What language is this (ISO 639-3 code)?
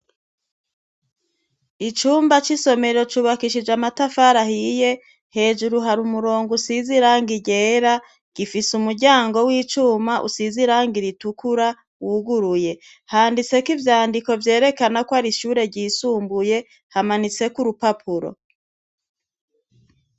run